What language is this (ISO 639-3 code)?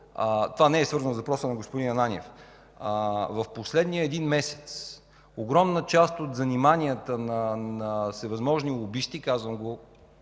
bul